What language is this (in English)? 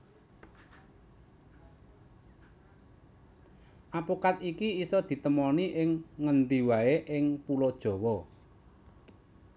Javanese